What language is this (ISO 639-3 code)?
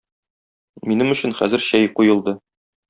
tat